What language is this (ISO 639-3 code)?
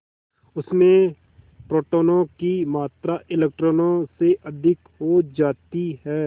hin